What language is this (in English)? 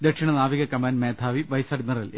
Malayalam